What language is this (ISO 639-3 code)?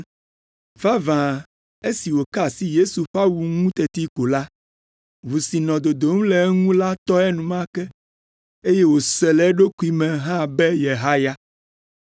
ewe